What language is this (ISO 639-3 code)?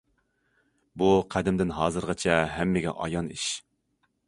uig